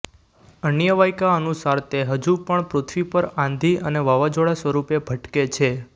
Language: Gujarati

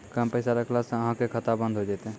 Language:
Maithili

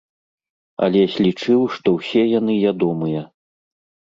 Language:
Belarusian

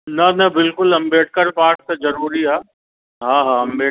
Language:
Sindhi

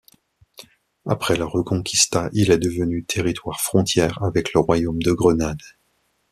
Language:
French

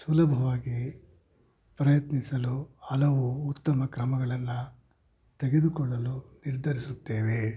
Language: Kannada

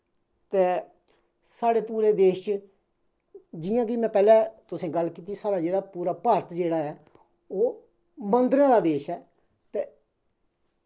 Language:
Dogri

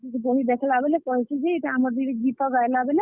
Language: Odia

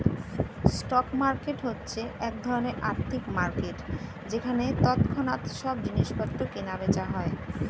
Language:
Bangla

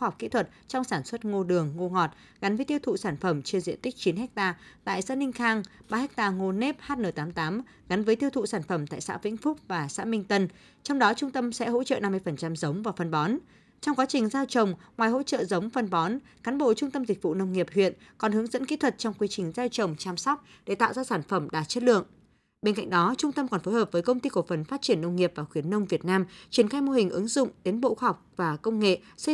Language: Vietnamese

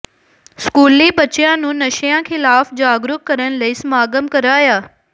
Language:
Punjabi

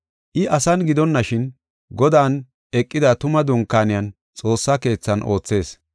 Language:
Gofa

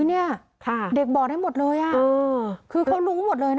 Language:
Thai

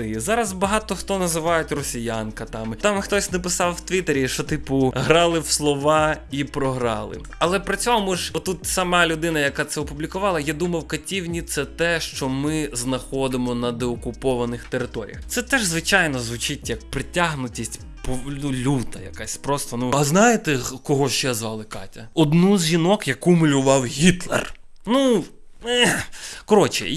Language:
Ukrainian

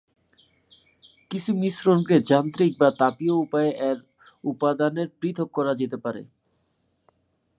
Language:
Bangla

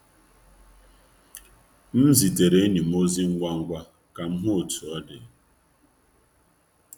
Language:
Igbo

